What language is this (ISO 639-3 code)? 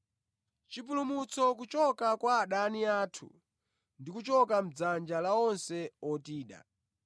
nya